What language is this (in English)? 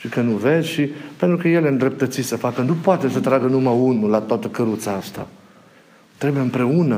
Romanian